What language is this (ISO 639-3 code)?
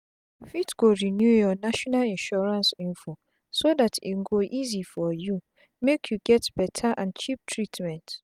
pcm